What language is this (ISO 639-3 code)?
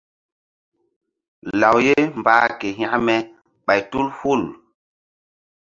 mdd